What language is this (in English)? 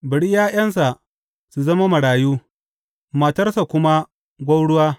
Hausa